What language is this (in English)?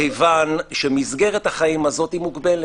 Hebrew